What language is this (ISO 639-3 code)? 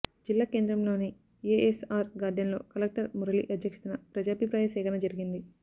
tel